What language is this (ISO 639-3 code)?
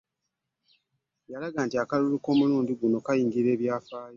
lug